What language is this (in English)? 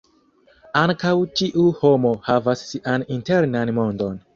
Esperanto